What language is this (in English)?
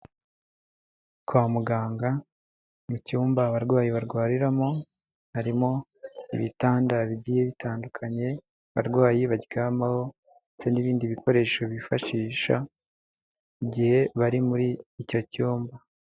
Kinyarwanda